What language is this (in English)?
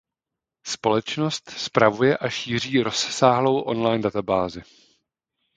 Czech